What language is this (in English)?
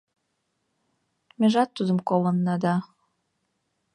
Mari